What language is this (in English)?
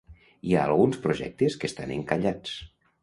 Catalan